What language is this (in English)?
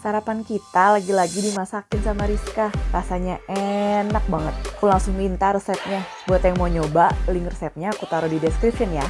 Indonesian